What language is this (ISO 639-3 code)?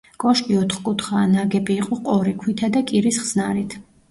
kat